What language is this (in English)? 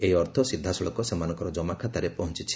Odia